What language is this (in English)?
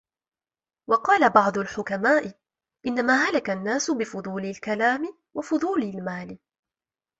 Arabic